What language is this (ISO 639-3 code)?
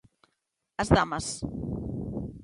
glg